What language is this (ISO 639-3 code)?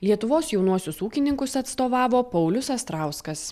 lit